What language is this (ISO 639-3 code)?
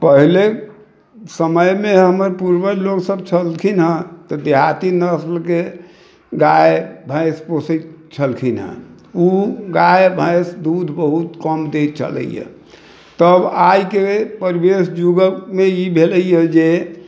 mai